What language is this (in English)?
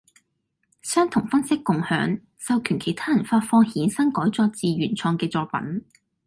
Cantonese